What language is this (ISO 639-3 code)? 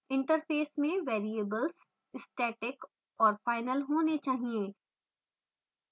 hin